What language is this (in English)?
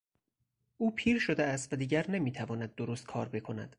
Persian